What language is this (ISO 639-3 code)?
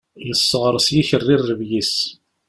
kab